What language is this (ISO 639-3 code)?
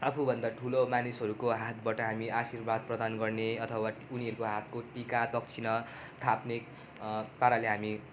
nep